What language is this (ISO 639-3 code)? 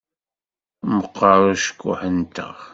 kab